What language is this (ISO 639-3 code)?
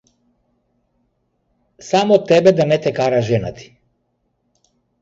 mkd